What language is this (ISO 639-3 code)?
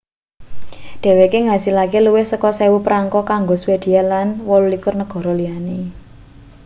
jav